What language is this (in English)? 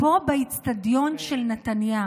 Hebrew